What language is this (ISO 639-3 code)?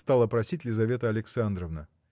rus